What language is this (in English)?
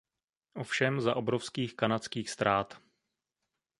Czech